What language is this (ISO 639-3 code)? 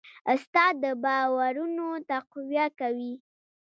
pus